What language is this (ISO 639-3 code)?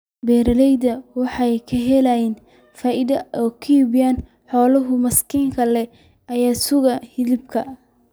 som